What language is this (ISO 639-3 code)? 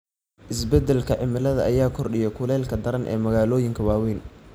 som